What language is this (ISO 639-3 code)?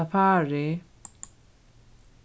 fao